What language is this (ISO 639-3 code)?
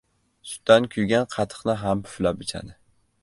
uzb